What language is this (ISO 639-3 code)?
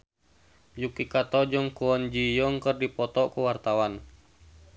sun